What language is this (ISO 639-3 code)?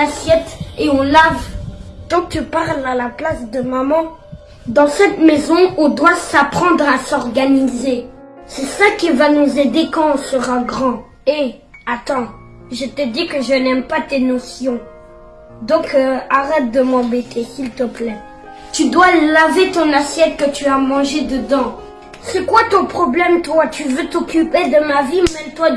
fra